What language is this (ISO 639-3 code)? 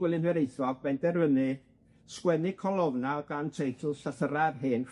cym